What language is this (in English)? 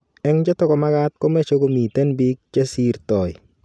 Kalenjin